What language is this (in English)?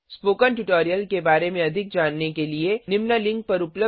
Hindi